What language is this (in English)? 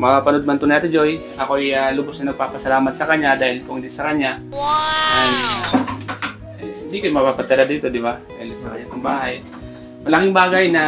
Filipino